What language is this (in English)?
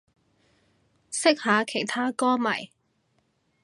Cantonese